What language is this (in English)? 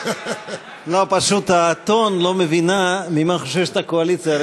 Hebrew